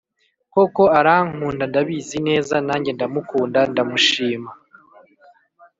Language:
Kinyarwanda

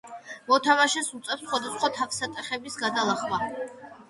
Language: Georgian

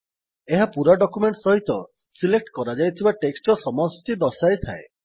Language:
Odia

